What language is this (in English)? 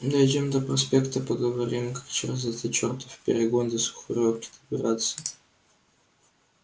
Russian